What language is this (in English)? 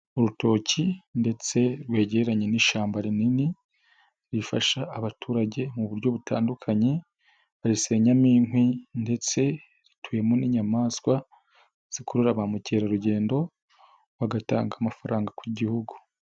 Kinyarwanda